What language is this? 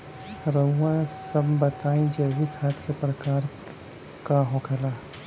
Bhojpuri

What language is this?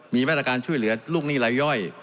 Thai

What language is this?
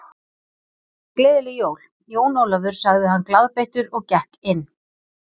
Icelandic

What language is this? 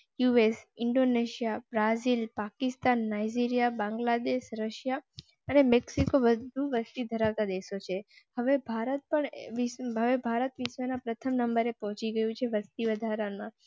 Gujarati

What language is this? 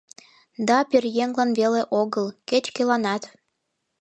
Mari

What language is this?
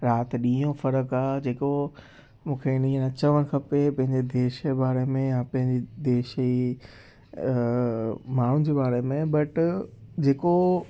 Sindhi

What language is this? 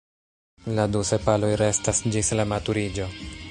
Esperanto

